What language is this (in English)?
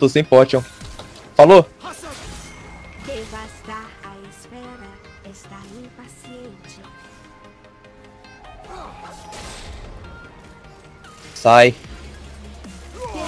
Portuguese